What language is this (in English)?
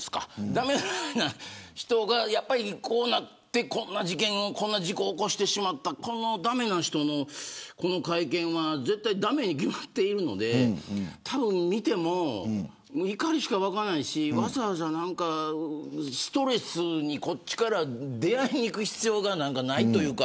Japanese